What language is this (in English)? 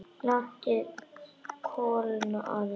Icelandic